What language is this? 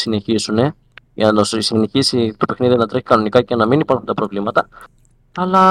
Greek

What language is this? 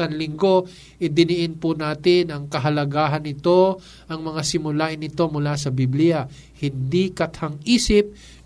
Filipino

